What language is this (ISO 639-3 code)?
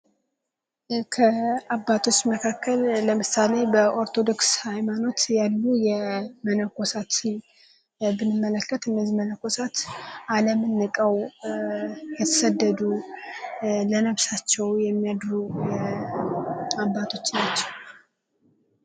amh